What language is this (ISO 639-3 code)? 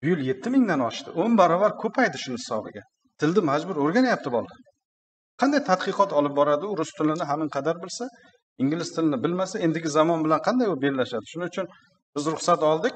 tur